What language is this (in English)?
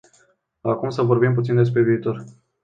Romanian